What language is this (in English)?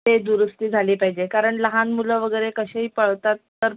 Marathi